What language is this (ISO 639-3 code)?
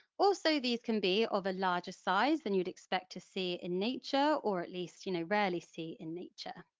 eng